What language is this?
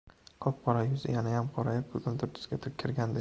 Uzbek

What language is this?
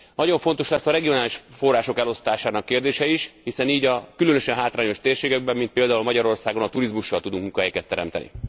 Hungarian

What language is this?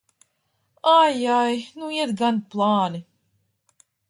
Latvian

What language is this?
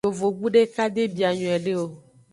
Aja (Benin)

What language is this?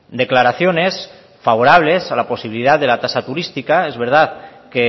Spanish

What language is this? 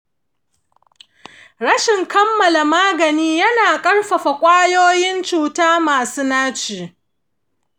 Hausa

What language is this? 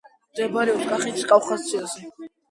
Georgian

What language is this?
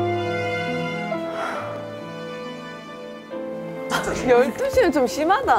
Korean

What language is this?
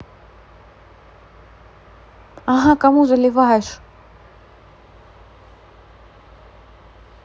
Russian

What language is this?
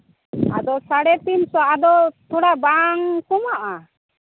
Santali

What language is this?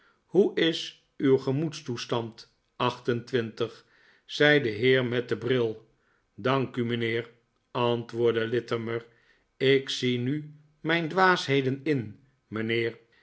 Dutch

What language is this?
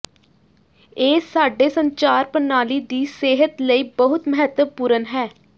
Punjabi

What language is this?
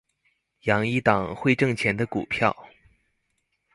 Chinese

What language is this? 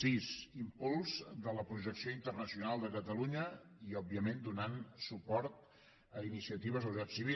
Catalan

